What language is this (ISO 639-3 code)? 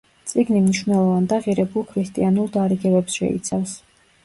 kat